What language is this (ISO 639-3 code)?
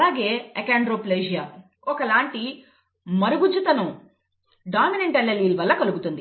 tel